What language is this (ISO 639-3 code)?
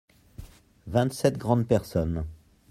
fra